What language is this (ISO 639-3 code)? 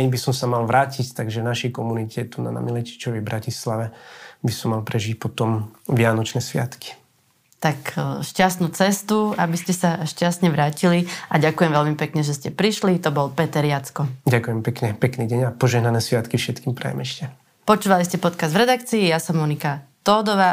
slk